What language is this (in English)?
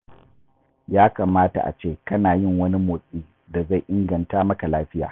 Hausa